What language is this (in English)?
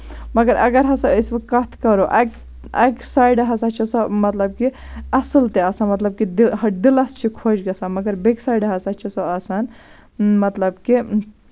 Kashmiri